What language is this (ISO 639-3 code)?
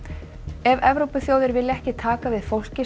isl